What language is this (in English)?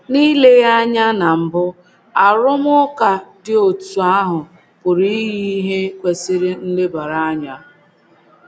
Igbo